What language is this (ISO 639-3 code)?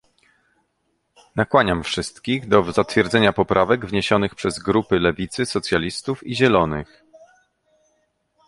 pol